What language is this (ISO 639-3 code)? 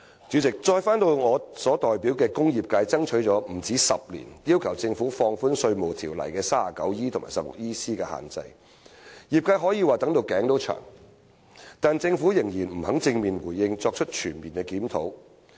yue